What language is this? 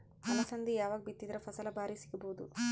Kannada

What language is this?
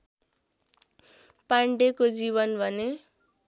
Nepali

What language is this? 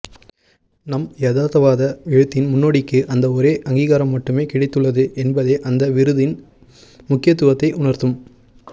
Tamil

